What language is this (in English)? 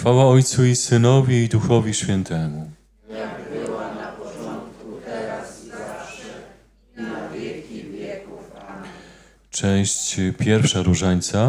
Polish